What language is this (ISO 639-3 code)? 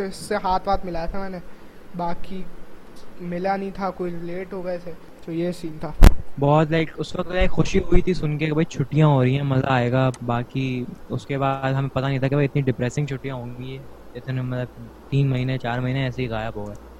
urd